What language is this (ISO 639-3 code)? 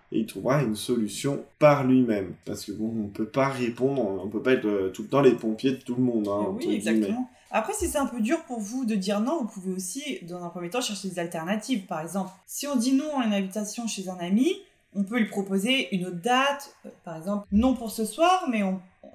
fra